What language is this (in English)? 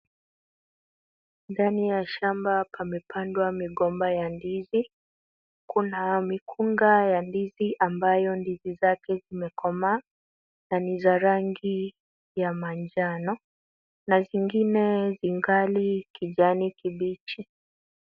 Swahili